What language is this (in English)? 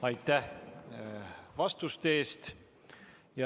Estonian